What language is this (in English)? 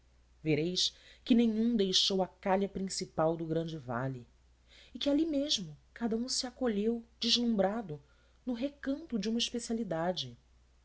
Portuguese